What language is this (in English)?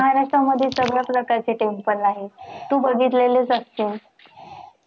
Marathi